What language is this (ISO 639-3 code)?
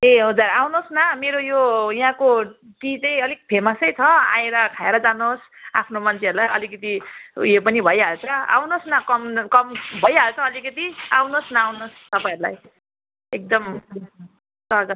nep